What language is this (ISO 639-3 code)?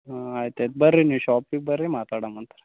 kan